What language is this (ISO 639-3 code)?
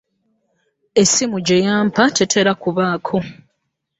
lug